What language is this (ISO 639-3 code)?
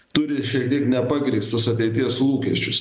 lit